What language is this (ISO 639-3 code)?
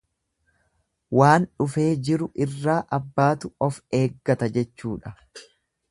orm